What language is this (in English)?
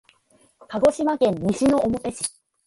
Japanese